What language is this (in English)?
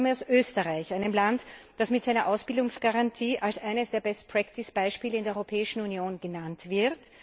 German